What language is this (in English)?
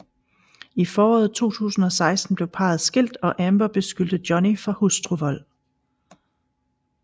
Danish